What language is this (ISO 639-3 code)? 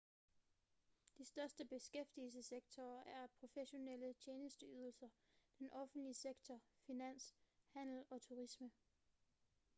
dan